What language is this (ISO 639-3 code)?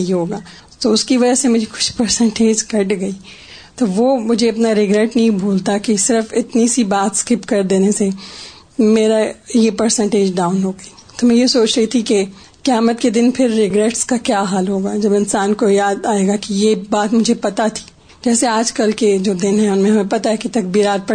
urd